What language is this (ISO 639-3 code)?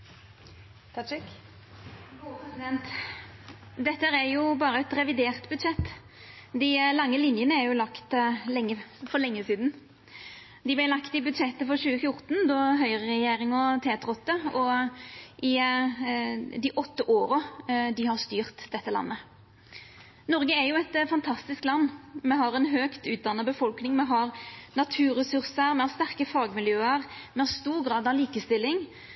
nno